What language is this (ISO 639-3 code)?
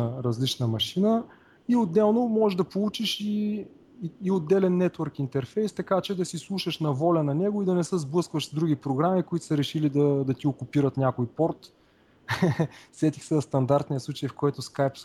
bul